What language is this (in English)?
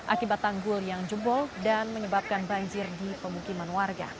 Indonesian